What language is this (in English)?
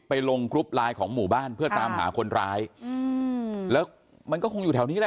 Thai